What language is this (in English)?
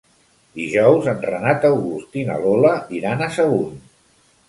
Catalan